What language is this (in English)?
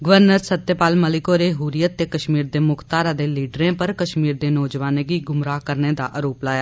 Dogri